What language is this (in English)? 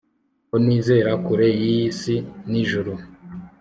Kinyarwanda